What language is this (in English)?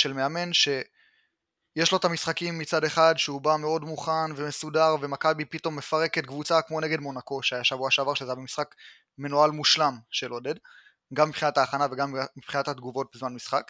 Hebrew